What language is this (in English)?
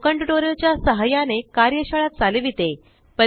Marathi